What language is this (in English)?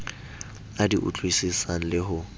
Southern Sotho